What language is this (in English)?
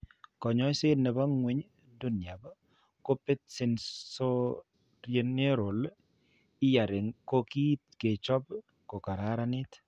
Kalenjin